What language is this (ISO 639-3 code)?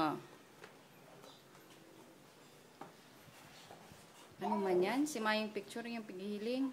fil